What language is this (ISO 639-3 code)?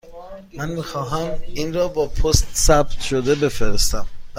fas